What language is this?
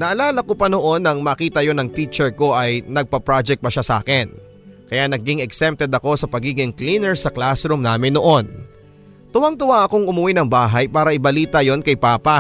Filipino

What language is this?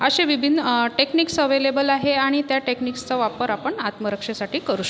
Marathi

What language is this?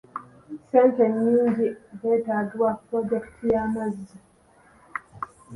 Ganda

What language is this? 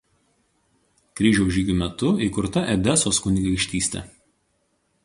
Lithuanian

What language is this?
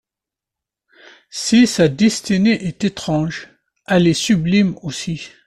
French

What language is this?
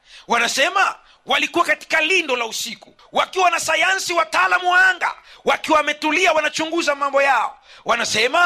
Swahili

